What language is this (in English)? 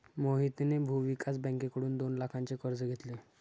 Marathi